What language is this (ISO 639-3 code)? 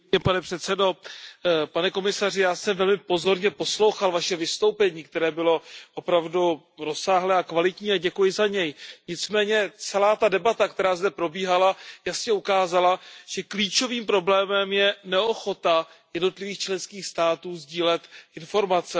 ces